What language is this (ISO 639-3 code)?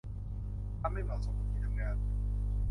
tha